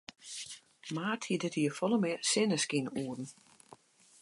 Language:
Western Frisian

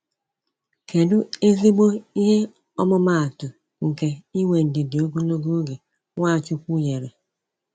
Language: Igbo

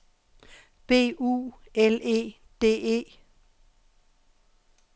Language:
Danish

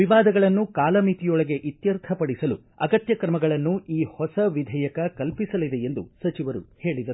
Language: Kannada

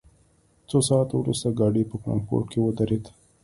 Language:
Pashto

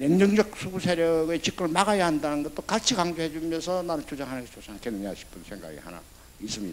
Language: Korean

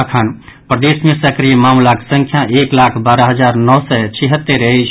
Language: Maithili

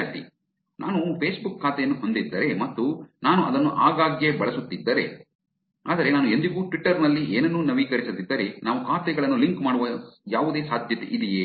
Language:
Kannada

